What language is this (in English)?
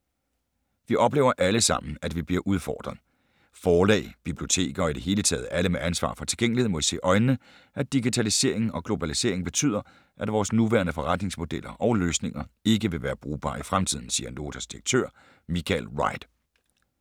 Danish